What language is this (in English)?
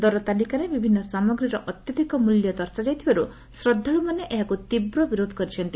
Odia